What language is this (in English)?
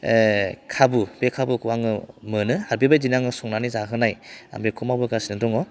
Bodo